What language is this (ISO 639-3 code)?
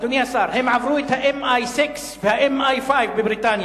heb